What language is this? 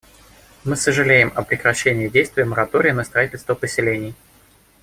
Russian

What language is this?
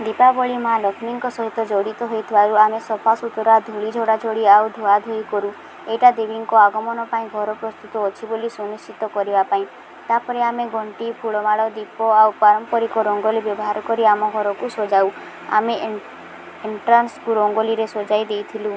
Odia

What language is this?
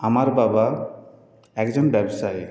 Bangla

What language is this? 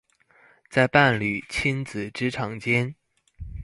Chinese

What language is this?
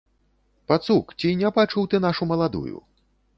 Belarusian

